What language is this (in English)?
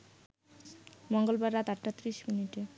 Bangla